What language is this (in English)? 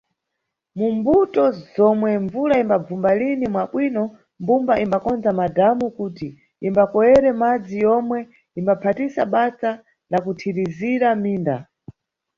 Nyungwe